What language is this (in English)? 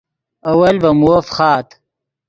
Yidgha